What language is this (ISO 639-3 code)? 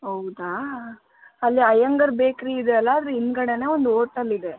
kan